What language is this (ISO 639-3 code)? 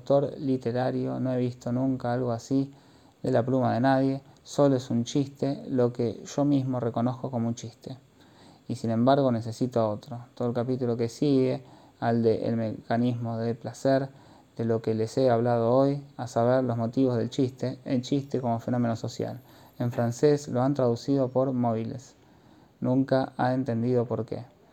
spa